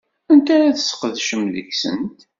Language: Kabyle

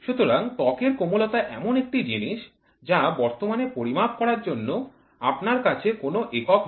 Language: Bangla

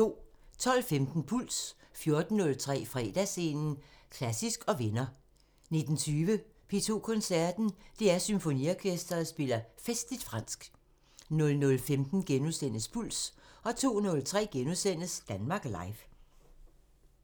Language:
Danish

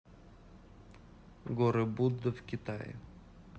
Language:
Russian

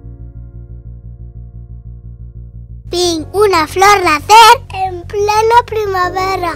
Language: Spanish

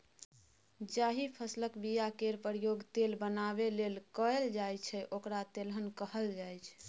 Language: Maithili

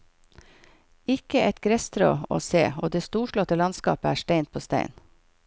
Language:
Norwegian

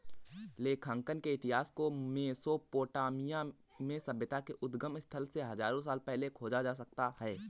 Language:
Hindi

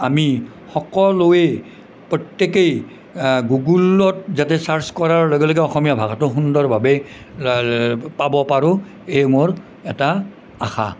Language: Assamese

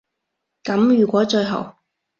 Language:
Cantonese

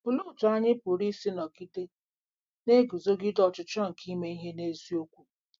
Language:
Igbo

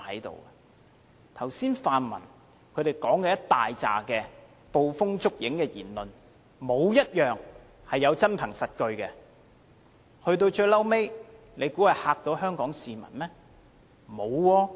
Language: Cantonese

